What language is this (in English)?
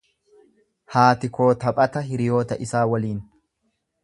Oromo